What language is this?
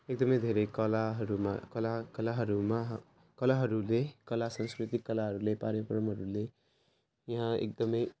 Nepali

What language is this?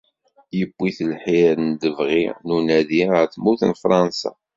Kabyle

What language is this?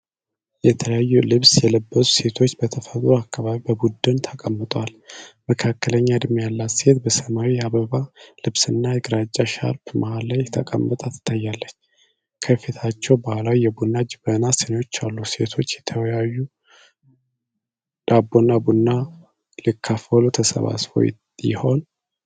Amharic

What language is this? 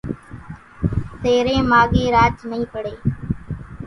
Kachi Koli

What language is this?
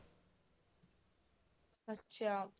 Punjabi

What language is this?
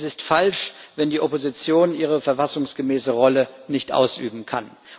German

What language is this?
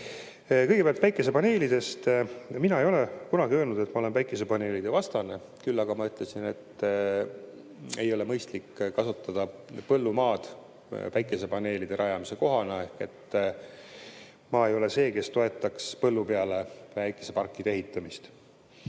Estonian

